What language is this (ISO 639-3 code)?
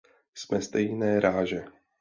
ces